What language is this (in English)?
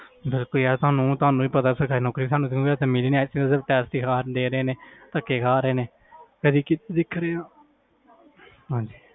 Punjabi